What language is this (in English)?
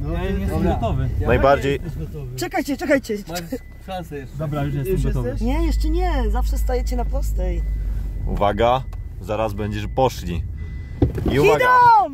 Polish